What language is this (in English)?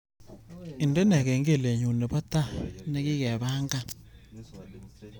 Kalenjin